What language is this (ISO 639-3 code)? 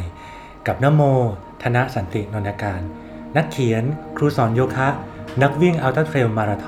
tha